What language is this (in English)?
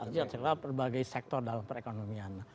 Indonesian